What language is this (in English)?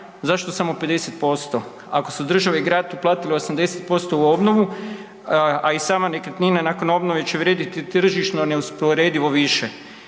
Croatian